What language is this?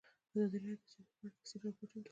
Pashto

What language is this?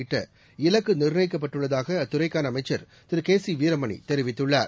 Tamil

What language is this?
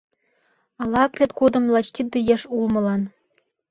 Mari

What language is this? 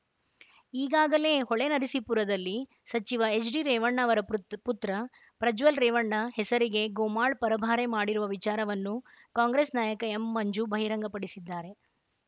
Kannada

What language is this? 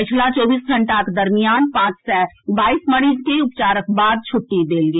Maithili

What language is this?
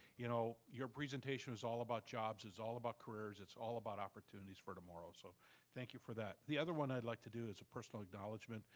English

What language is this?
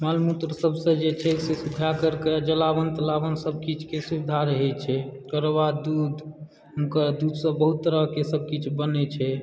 Maithili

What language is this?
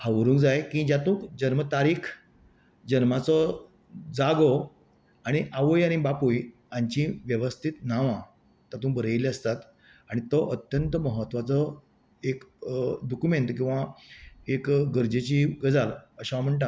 Konkani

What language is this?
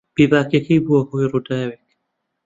Central Kurdish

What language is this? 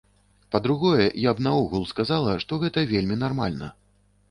Belarusian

